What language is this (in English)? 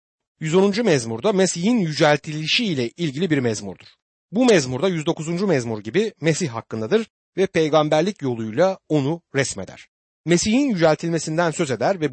Turkish